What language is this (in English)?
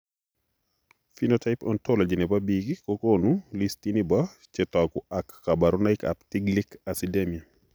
Kalenjin